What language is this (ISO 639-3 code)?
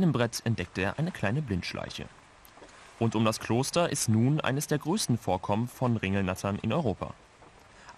deu